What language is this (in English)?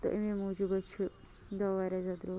Kashmiri